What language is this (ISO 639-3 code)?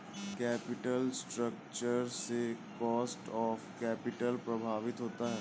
hin